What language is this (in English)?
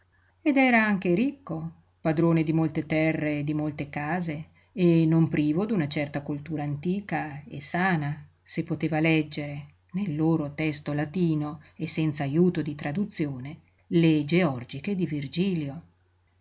Italian